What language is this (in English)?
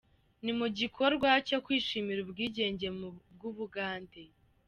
Kinyarwanda